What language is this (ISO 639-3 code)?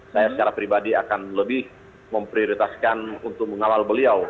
ind